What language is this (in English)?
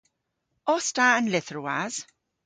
Cornish